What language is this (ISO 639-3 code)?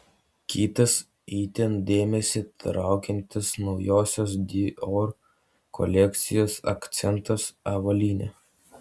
lit